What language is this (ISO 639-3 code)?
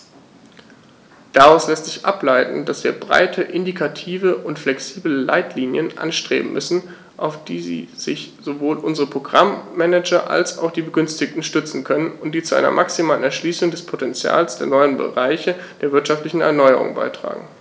deu